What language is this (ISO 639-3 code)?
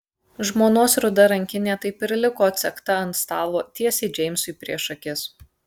lit